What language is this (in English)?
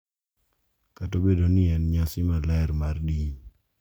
Luo (Kenya and Tanzania)